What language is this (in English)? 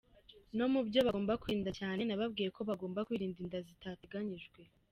Kinyarwanda